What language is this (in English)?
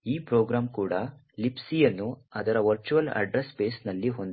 Kannada